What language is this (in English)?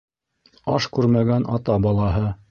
Bashkir